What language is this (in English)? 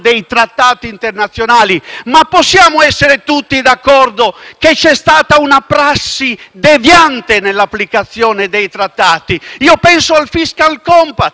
Italian